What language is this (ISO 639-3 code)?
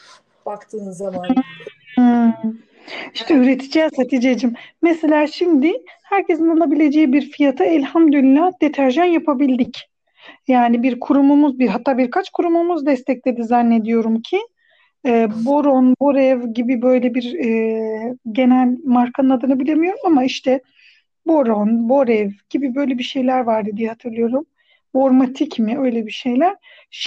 tur